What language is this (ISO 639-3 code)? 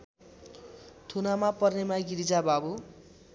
nep